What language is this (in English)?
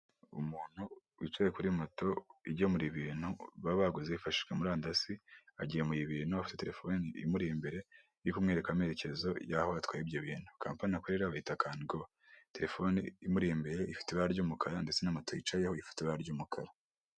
Kinyarwanda